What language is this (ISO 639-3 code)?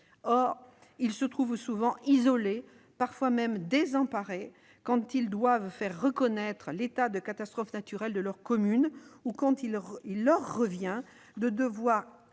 fra